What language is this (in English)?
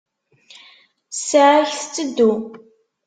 Kabyle